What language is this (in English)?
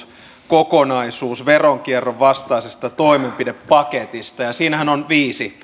Finnish